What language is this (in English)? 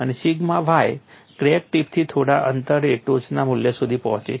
Gujarati